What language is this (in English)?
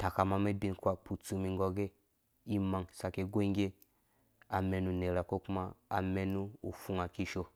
Dũya